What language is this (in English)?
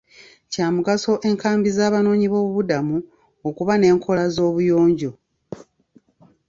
Ganda